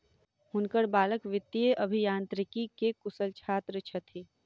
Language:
Maithili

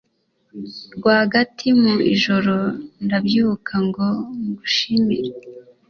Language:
Kinyarwanda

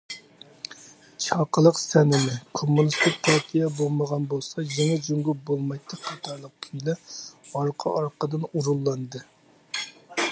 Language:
Uyghur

